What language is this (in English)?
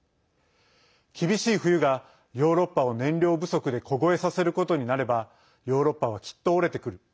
Japanese